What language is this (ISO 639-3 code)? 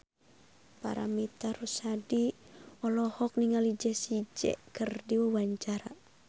sun